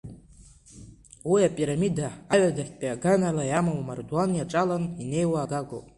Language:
Abkhazian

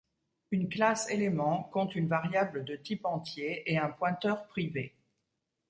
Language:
French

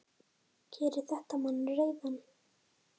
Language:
Icelandic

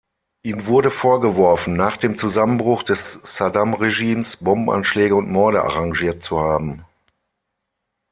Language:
German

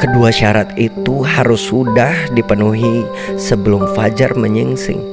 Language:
Indonesian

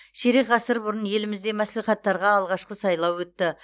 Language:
Kazakh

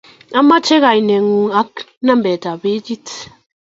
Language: Kalenjin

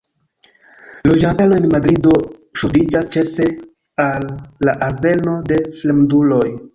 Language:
Esperanto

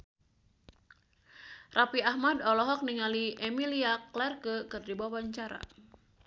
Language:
Sundanese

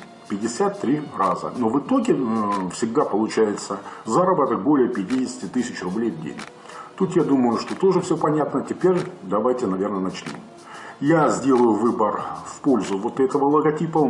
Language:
Russian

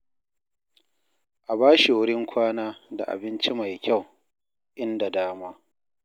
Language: Hausa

